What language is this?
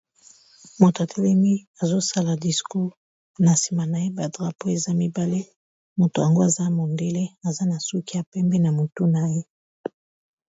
Lingala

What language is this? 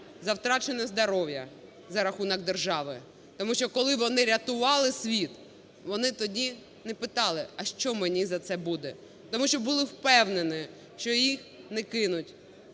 Ukrainian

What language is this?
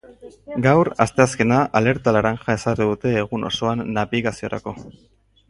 Basque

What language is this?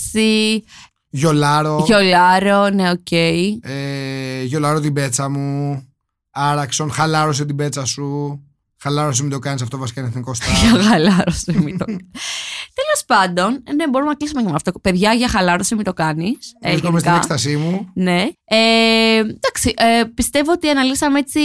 Greek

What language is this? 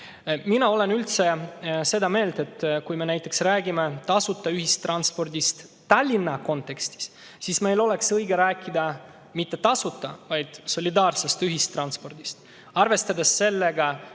Estonian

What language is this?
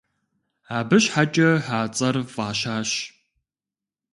Kabardian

